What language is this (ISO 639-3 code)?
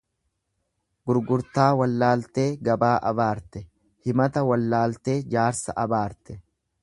orm